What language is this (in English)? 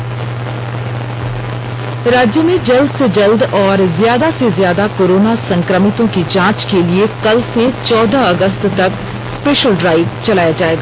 Hindi